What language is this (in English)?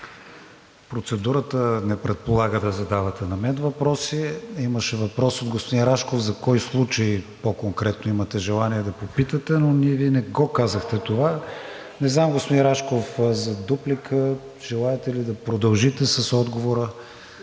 Bulgarian